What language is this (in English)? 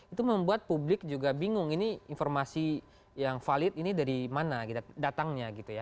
Indonesian